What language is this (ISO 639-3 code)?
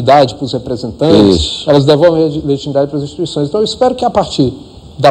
por